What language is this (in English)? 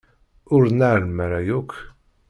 Kabyle